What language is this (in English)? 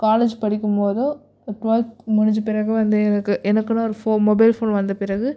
Tamil